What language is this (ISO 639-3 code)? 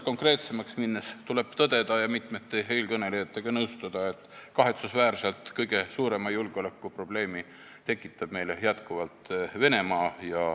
est